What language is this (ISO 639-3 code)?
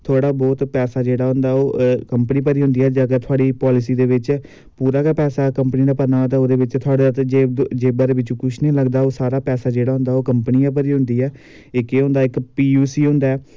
doi